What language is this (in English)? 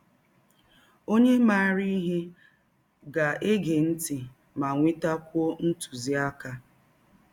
Igbo